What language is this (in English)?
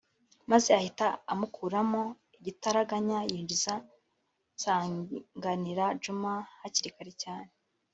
Kinyarwanda